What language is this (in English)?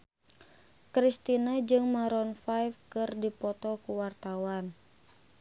Sundanese